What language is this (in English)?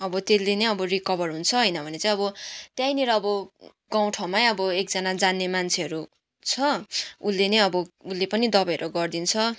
Nepali